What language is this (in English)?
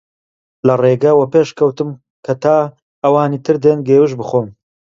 Central Kurdish